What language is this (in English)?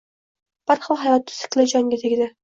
Uzbek